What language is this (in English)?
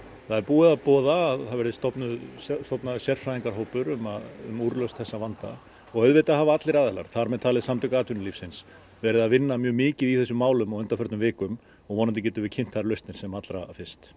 Icelandic